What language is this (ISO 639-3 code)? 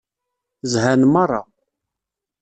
kab